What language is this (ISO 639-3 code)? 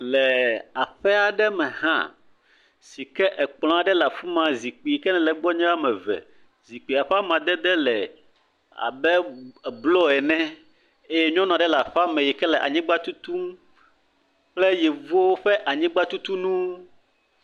ewe